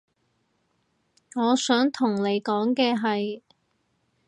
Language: Cantonese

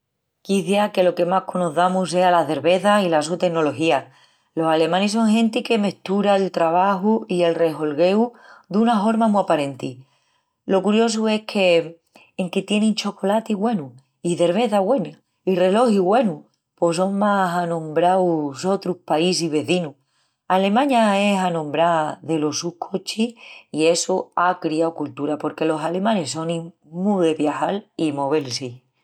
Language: Extremaduran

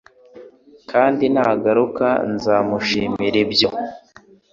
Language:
Kinyarwanda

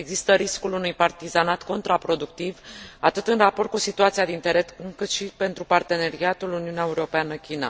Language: Romanian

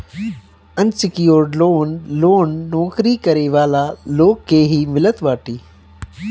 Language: Bhojpuri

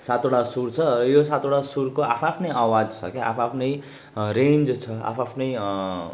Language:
Nepali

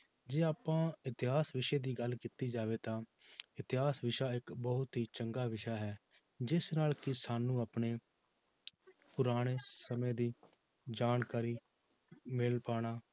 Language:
Punjabi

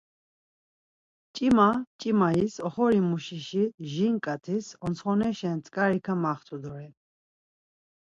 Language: Laz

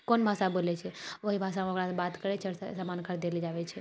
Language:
Maithili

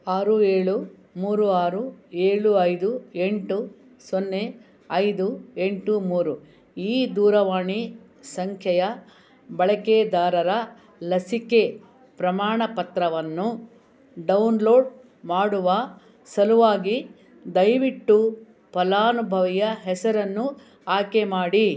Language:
Kannada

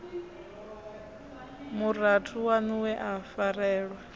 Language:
Venda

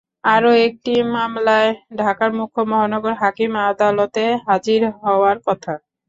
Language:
Bangla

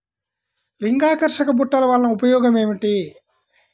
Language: Telugu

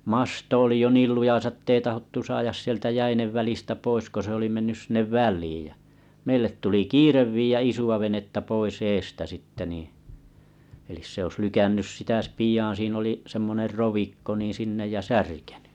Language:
Finnish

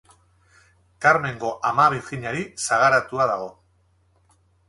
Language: Basque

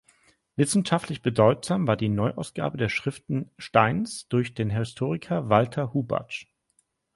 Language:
German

